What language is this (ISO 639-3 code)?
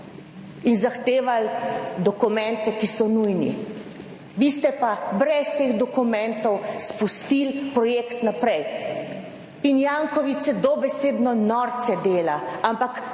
slv